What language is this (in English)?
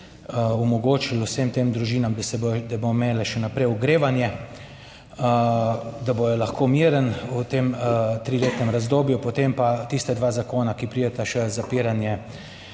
Slovenian